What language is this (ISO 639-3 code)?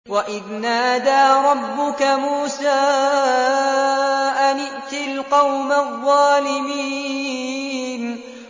ara